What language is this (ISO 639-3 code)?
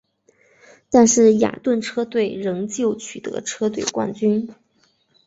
zho